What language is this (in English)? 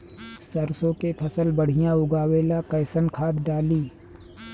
Bhojpuri